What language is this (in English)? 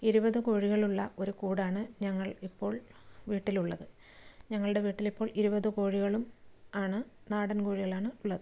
Malayalam